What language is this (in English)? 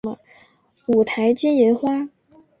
Chinese